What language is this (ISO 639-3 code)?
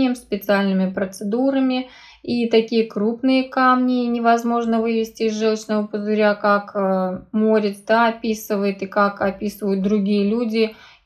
rus